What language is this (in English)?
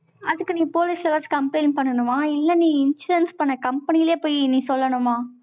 Tamil